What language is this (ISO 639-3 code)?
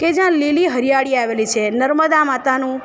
guj